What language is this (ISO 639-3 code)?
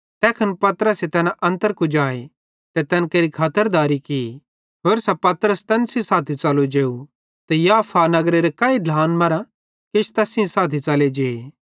bhd